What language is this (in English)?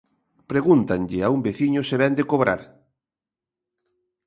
Galician